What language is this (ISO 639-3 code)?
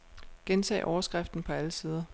dan